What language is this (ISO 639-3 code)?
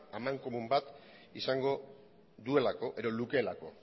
eus